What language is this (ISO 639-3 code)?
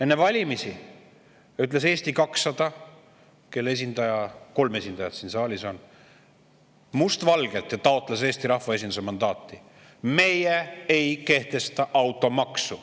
est